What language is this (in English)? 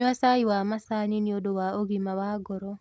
Kikuyu